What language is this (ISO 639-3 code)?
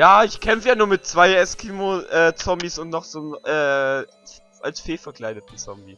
deu